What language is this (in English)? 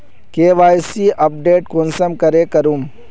Magahi